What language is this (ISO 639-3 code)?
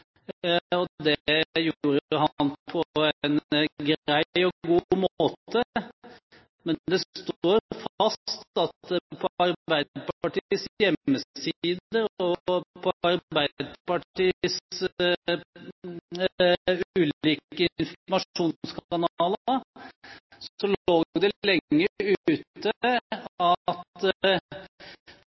nob